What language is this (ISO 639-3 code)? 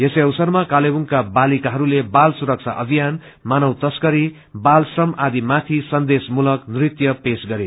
nep